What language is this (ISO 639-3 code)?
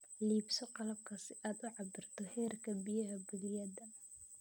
som